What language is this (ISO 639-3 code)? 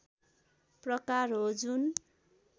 nep